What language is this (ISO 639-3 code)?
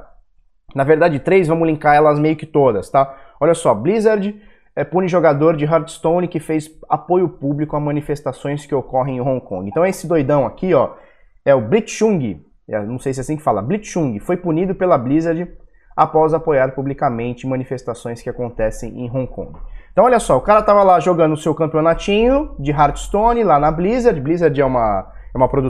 por